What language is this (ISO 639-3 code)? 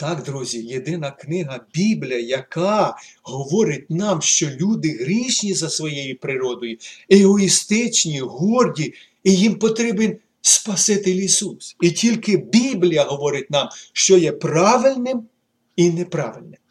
ukr